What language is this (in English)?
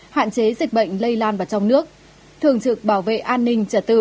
Vietnamese